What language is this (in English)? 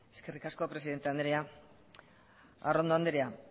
Basque